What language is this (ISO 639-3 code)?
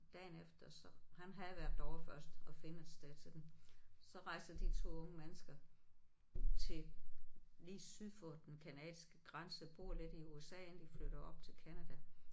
dan